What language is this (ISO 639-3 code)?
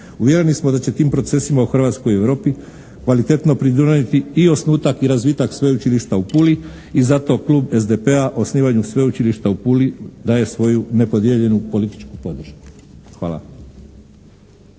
hrv